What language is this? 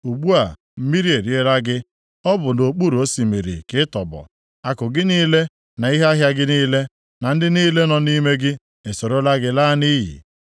Igbo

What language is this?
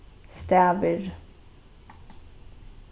Faroese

